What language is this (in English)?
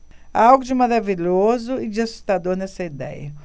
Portuguese